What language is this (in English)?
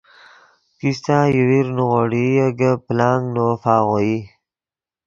Yidgha